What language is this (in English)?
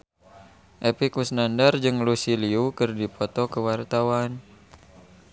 Sundanese